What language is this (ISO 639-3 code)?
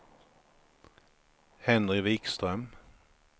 swe